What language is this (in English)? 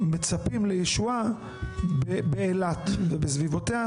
Hebrew